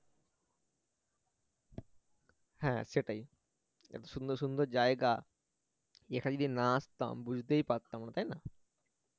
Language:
Bangla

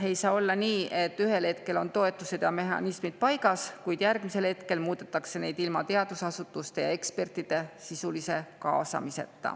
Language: Estonian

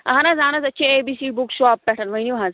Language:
Kashmiri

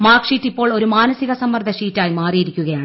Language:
Malayalam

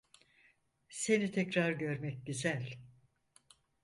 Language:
Turkish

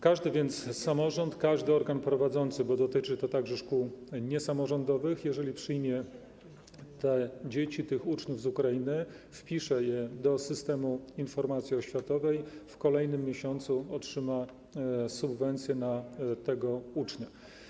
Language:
Polish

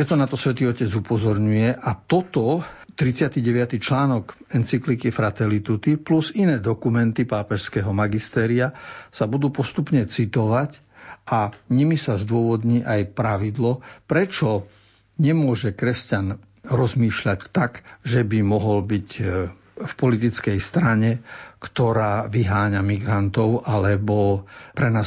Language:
Slovak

